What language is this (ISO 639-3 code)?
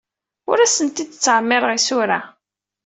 kab